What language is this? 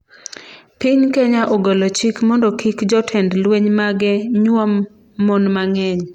Luo (Kenya and Tanzania)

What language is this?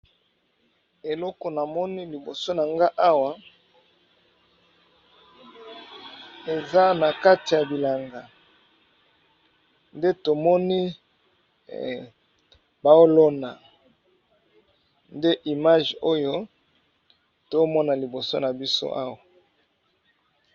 Lingala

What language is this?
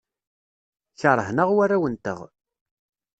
Kabyle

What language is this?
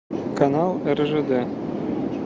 Russian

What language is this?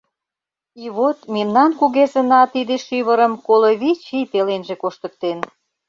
Mari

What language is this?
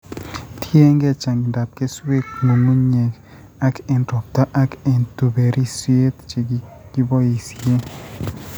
Kalenjin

